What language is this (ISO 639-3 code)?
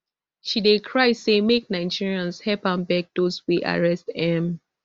pcm